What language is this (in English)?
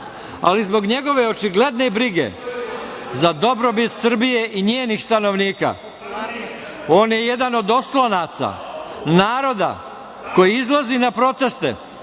Serbian